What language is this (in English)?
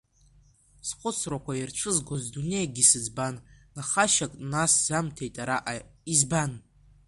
Abkhazian